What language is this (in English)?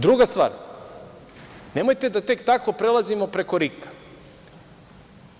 Serbian